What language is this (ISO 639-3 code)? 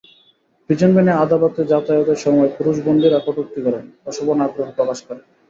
ben